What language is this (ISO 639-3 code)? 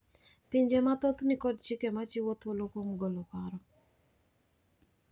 luo